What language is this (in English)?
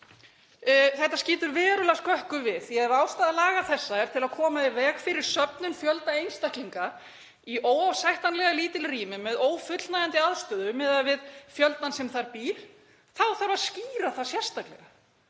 Icelandic